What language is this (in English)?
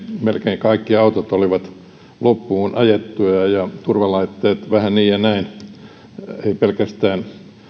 Finnish